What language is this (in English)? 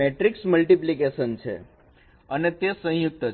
Gujarati